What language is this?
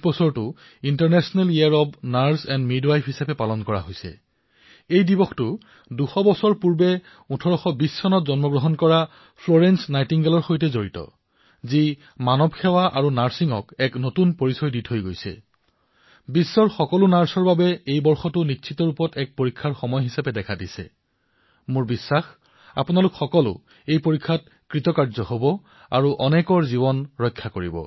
Assamese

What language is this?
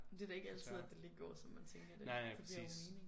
Danish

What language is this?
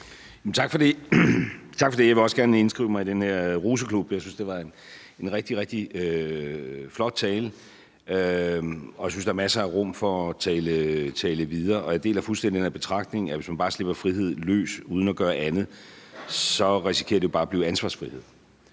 Danish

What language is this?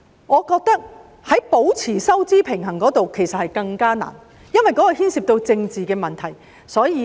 Cantonese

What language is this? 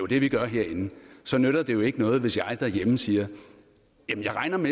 Danish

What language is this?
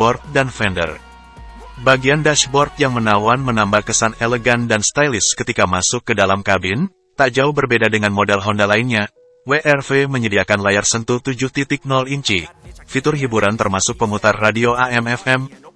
Indonesian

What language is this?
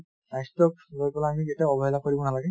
Assamese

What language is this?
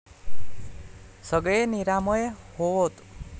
Marathi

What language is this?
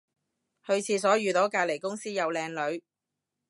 Cantonese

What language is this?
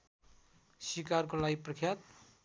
Nepali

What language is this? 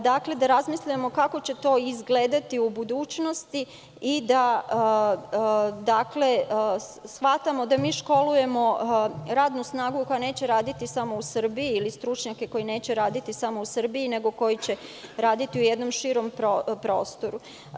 Serbian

